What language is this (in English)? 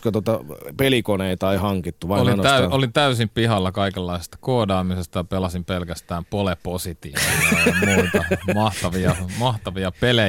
Finnish